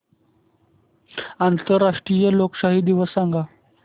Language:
Marathi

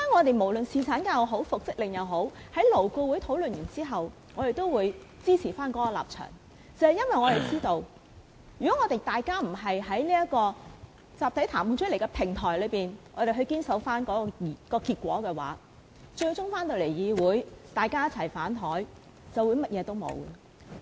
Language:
Cantonese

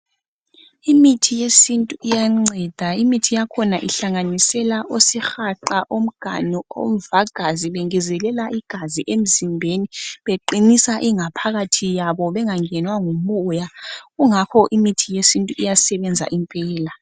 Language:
North Ndebele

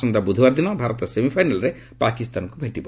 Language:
Odia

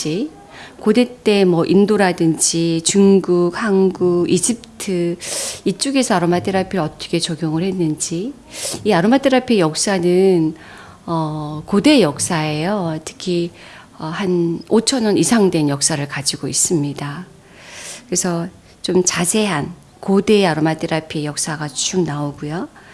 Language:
Korean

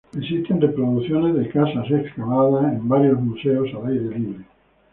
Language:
Spanish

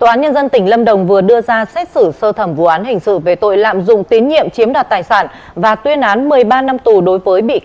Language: Vietnamese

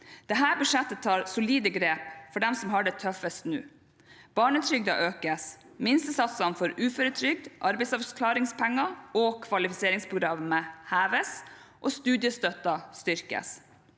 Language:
Norwegian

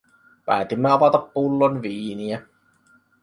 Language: Finnish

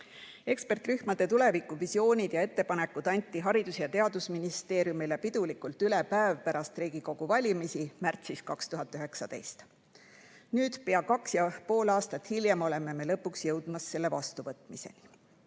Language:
Estonian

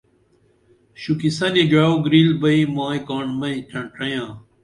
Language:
Dameli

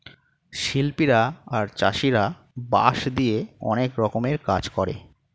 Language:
Bangla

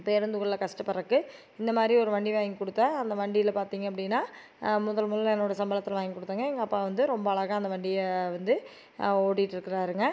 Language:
Tamil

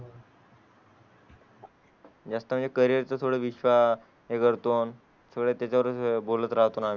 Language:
Marathi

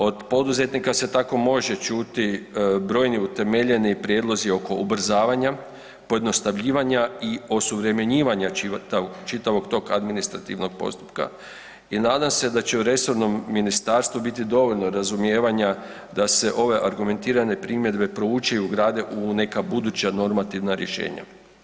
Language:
Croatian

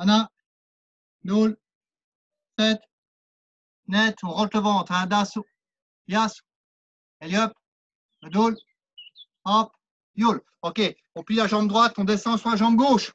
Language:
French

